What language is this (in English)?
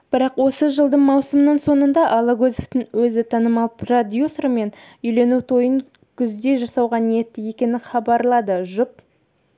Kazakh